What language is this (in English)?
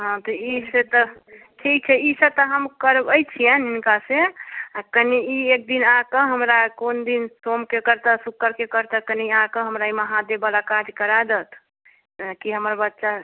Maithili